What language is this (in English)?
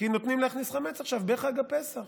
Hebrew